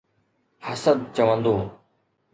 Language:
Sindhi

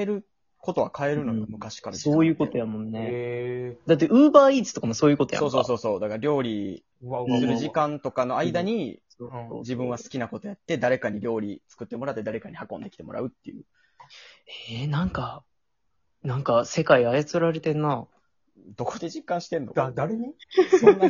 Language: Japanese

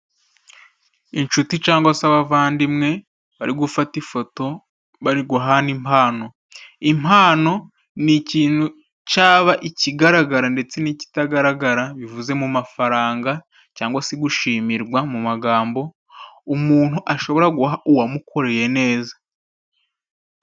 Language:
Kinyarwanda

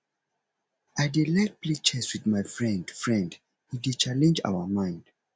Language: Nigerian Pidgin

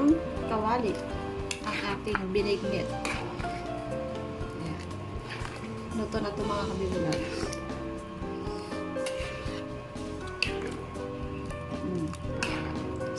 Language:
Filipino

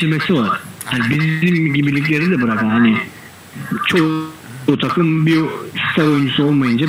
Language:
Turkish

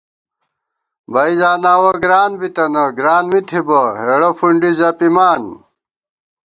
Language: Gawar-Bati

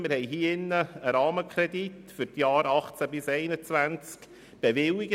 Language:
Swiss German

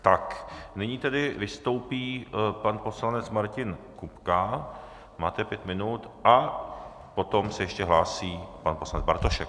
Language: Czech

